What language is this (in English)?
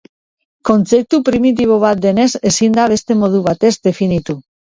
Basque